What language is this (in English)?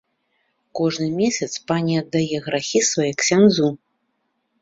Belarusian